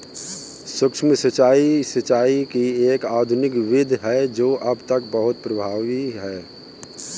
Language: Hindi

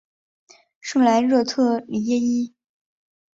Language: Chinese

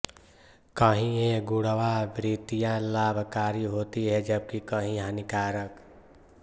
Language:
Hindi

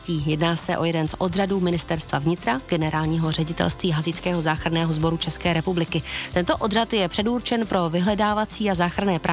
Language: Czech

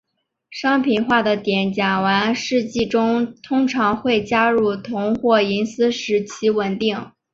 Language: Chinese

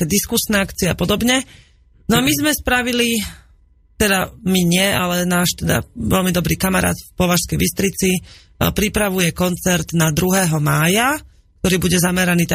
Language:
Slovak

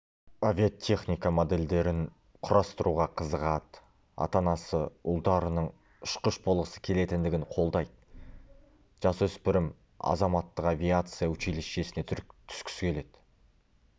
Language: Kazakh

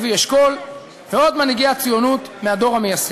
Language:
Hebrew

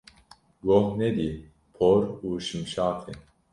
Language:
Kurdish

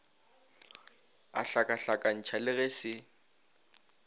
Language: Northern Sotho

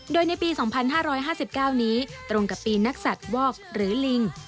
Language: Thai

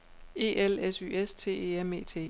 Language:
Danish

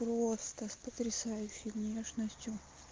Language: Russian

